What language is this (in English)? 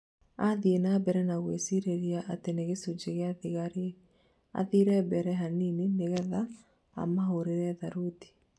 Kikuyu